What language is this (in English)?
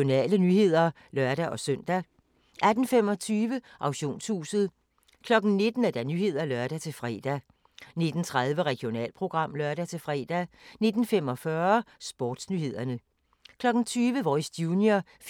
Danish